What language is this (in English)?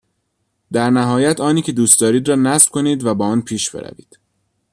Persian